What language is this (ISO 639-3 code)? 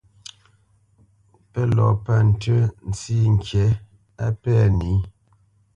bce